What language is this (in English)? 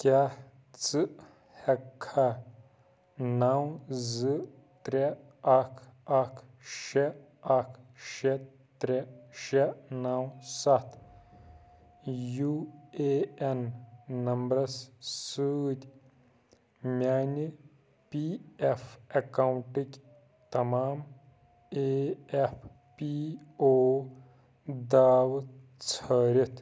Kashmiri